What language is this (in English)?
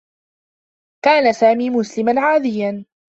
Arabic